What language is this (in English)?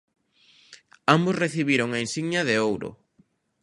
Galician